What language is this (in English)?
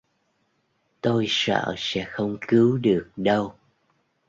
Vietnamese